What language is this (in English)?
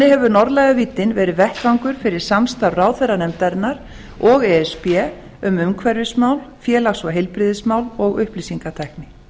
Icelandic